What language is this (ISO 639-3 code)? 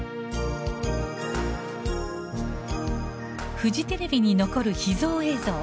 jpn